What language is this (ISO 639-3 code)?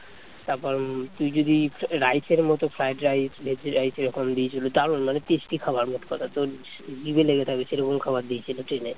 ben